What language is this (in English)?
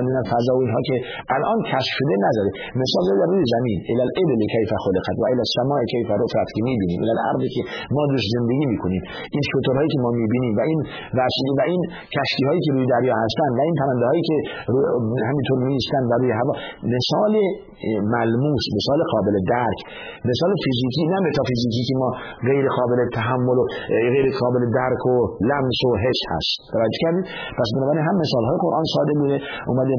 Persian